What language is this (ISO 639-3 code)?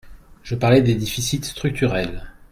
fra